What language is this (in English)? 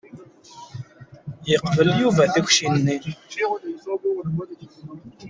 Kabyle